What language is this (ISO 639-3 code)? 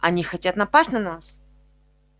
rus